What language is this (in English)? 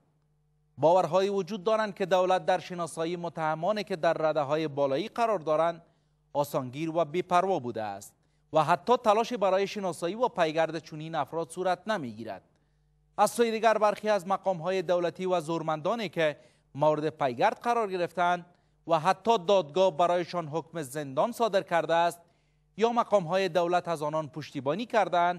Persian